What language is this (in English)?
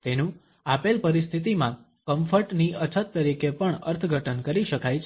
Gujarati